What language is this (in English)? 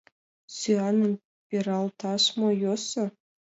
Mari